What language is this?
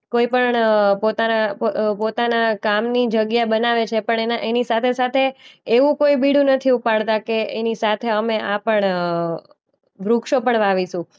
Gujarati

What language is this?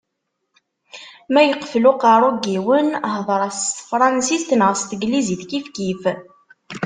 Kabyle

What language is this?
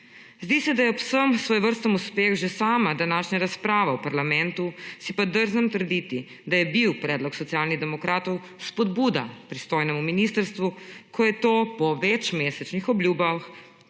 Slovenian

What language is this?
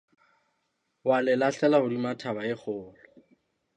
Southern Sotho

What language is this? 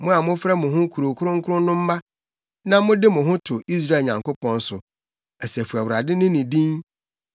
Akan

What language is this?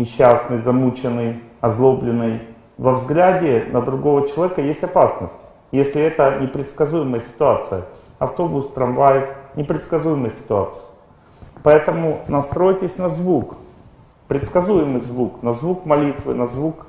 Russian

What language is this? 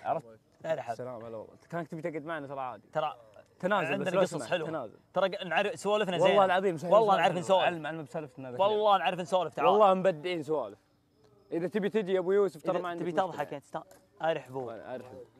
Arabic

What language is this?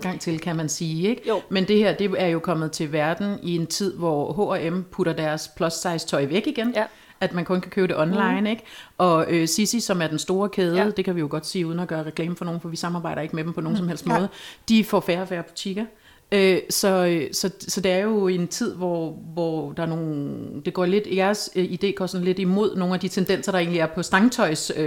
Danish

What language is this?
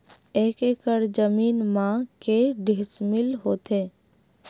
Chhattisgarhi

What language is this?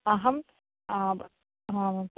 Sanskrit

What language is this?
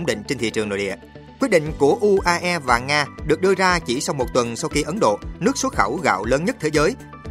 Vietnamese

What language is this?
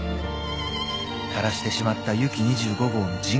Japanese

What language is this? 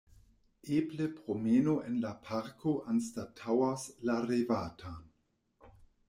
Esperanto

